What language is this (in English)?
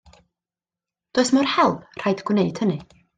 Welsh